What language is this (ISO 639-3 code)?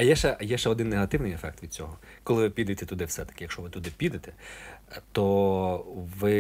ukr